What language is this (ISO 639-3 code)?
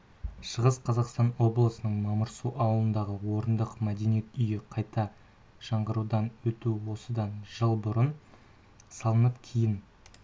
kaz